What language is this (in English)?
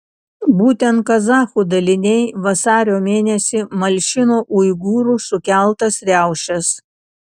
Lithuanian